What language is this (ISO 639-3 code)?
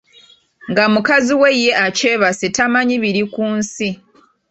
lug